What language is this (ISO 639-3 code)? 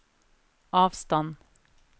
nor